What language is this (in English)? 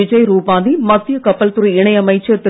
Tamil